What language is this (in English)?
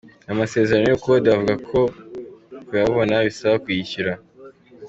Kinyarwanda